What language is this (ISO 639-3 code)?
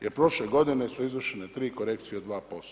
hrv